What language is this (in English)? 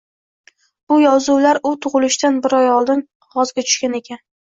Uzbek